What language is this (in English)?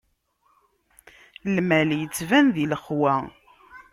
Kabyle